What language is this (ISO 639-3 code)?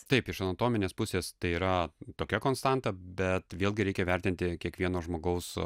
lit